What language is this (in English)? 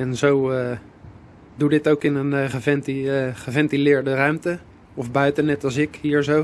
Dutch